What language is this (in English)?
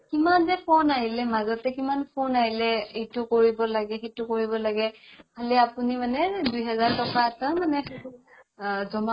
Assamese